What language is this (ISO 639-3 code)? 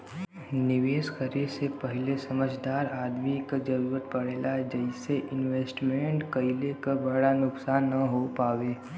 bho